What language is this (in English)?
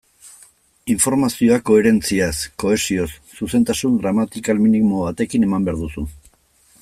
Basque